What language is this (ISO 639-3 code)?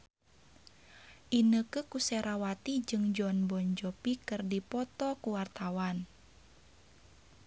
sun